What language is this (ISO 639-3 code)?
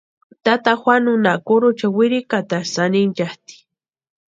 pua